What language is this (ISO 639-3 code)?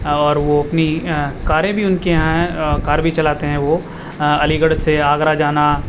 urd